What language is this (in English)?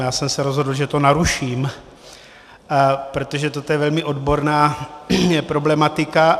Czech